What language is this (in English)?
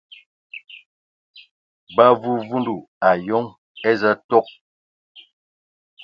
Ewondo